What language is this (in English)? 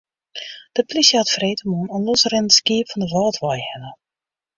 Western Frisian